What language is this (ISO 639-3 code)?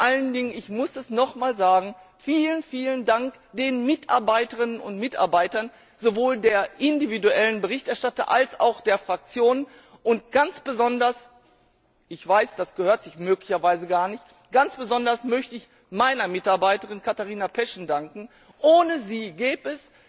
deu